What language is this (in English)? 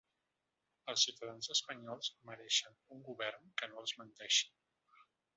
Catalan